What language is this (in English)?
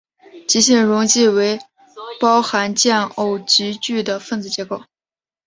Chinese